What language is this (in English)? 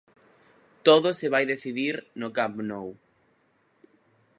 Galician